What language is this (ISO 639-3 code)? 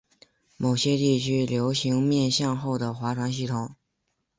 zho